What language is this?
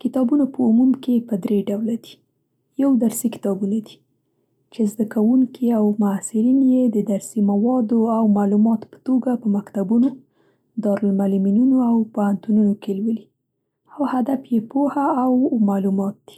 Central Pashto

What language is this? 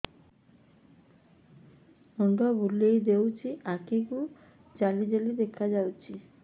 Odia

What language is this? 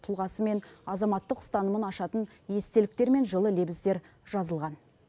Kazakh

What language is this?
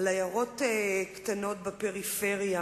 Hebrew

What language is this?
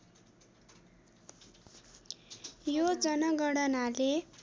Nepali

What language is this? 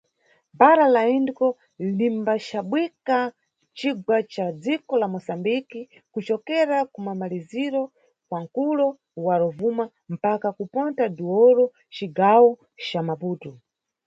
Nyungwe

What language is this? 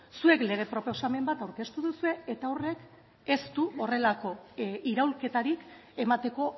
Basque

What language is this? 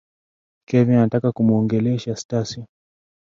Swahili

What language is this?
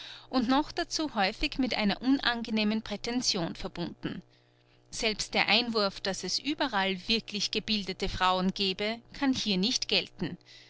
German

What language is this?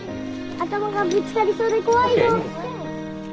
Japanese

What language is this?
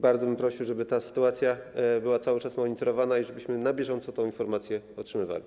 Polish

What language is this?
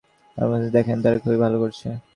Bangla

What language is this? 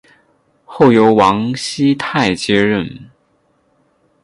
Chinese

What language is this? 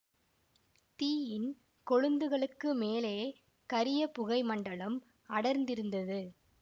Tamil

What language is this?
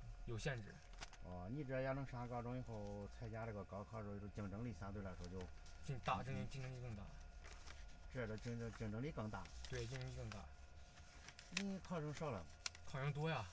Chinese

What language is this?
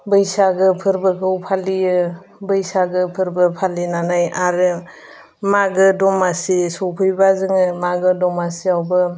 Bodo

